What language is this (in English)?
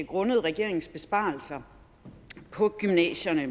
Danish